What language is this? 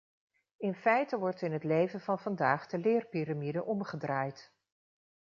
Dutch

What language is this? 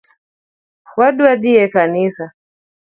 Luo (Kenya and Tanzania)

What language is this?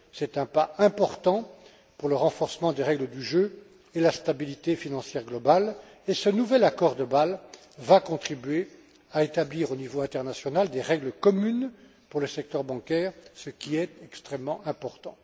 French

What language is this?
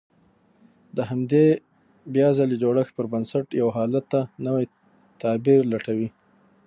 Pashto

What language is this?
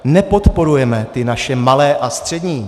Czech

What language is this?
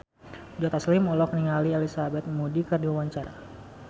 Sundanese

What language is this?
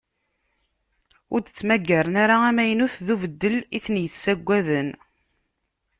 Kabyle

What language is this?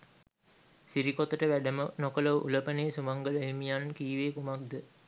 Sinhala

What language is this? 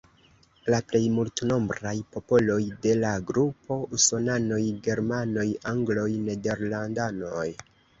Esperanto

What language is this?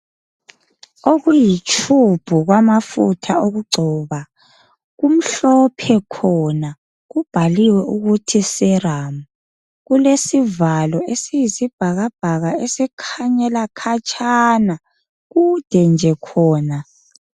North Ndebele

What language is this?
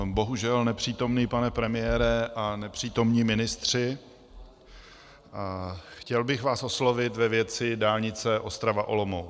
Czech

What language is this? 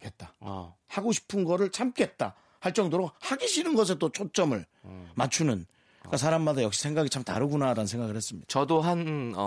Korean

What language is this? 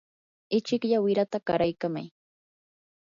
Yanahuanca Pasco Quechua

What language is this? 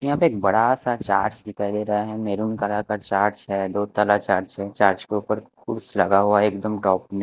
Hindi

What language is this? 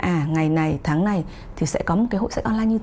Vietnamese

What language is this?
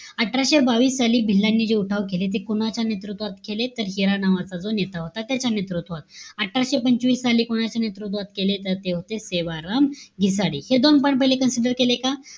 Marathi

